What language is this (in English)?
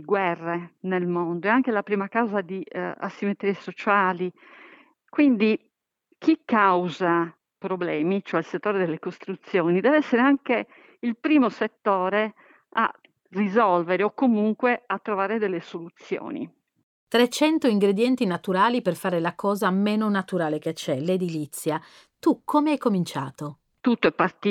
Italian